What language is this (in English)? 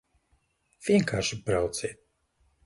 Latvian